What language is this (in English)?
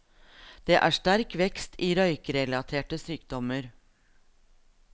Norwegian